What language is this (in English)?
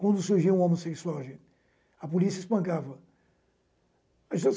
Portuguese